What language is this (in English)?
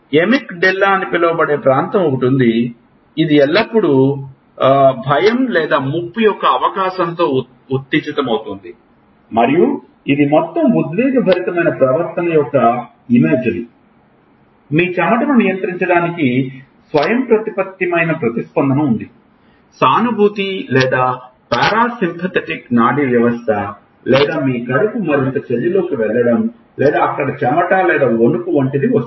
Telugu